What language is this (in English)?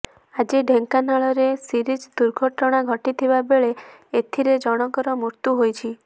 Odia